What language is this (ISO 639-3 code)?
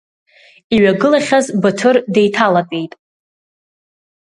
abk